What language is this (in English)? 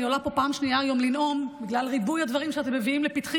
Hebrew